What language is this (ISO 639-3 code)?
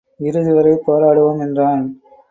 tam